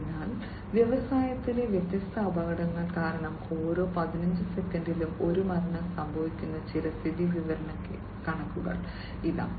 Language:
Malayalam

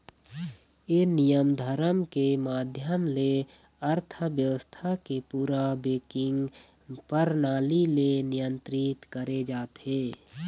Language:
Chhattisgarhi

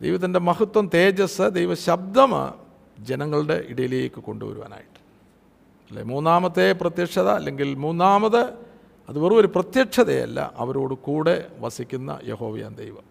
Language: Malayalam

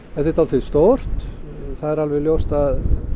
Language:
Icelandic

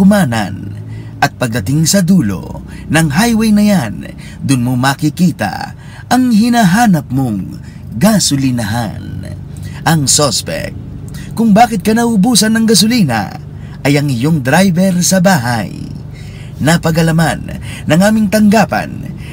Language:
Filipino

